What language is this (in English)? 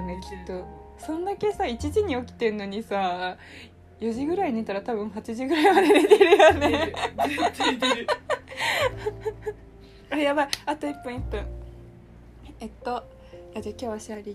Japanese